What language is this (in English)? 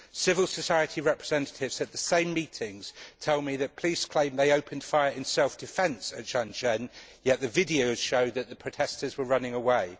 English